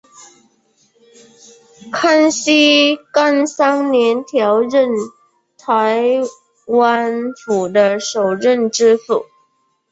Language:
Chinese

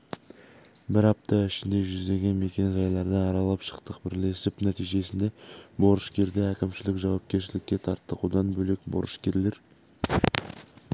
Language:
Kazakh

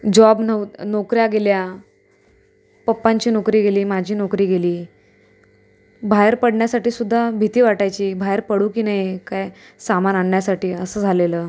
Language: Marathi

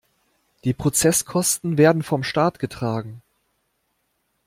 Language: German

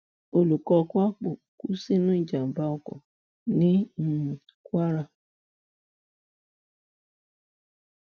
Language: Yoruba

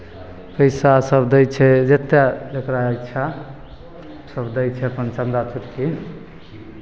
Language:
Maithili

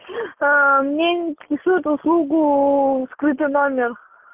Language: Russian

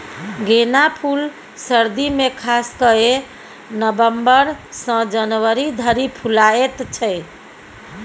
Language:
Maithili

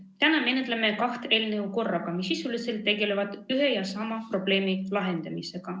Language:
Estonian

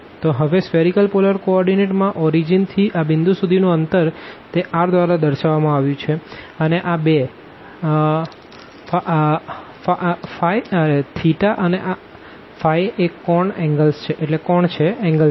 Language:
Gujarati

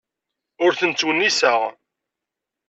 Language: Kabyle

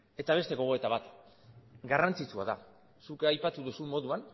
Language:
Basque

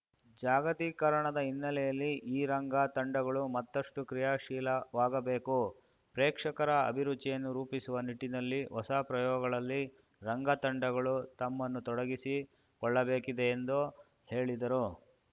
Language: Kannada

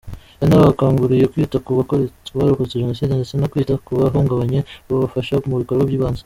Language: Kinyarwanda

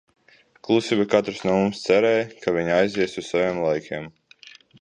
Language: Latvian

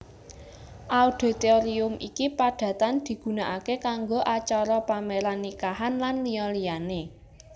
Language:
Javanese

